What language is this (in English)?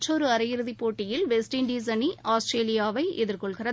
Tamil